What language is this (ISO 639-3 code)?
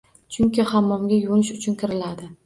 uzb